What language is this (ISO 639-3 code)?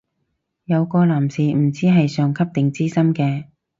yue